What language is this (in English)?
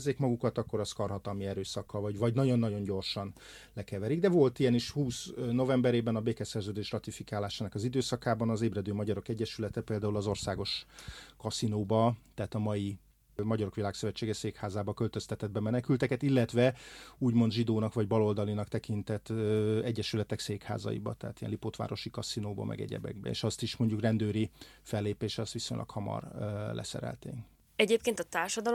Hungarian